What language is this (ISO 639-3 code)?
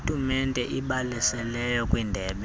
xho